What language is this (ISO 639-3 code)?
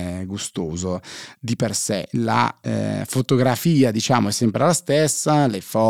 ita